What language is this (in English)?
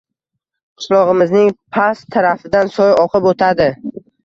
Uzbek